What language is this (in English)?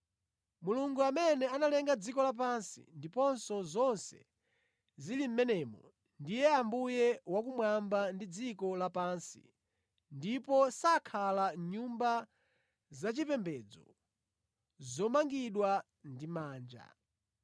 Nyanja